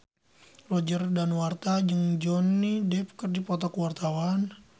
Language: Sundanese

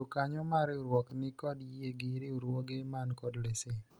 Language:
Luo (Kenya and Tanzania)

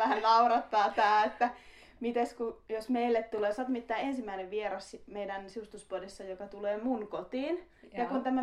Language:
Finnish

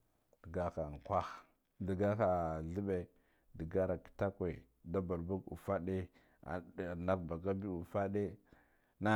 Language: Guduf-Gava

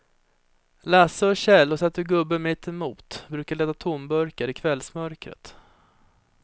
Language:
Swedish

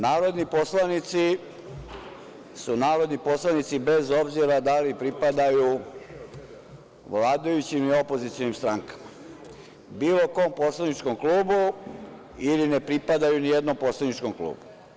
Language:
Serbian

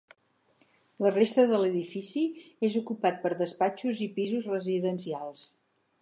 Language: Catalan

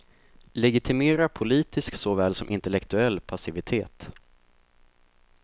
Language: Swedish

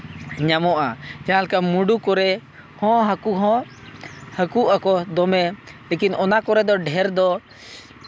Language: Santali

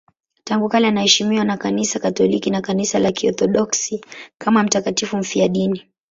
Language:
Swahili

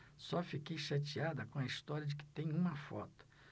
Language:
Portuguese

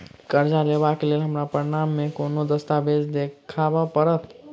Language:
Maithili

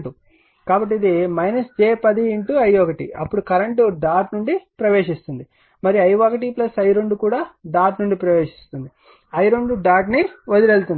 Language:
Telugu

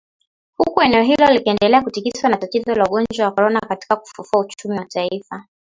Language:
Swahili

